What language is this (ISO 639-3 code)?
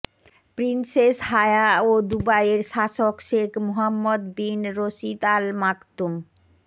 ben